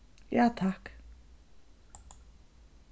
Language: Faroese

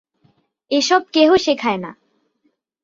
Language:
Bangla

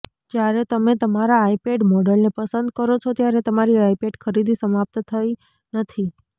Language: Gujarati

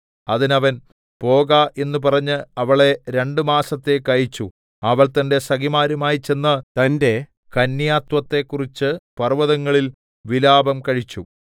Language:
Malayalam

